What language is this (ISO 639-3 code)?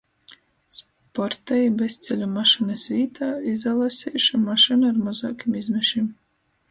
ltg